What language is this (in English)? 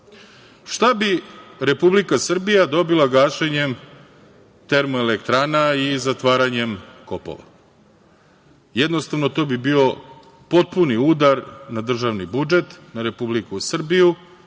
Serbian